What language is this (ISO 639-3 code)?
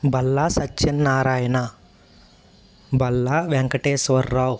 tel